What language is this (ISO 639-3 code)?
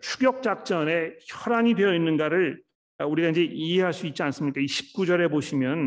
kor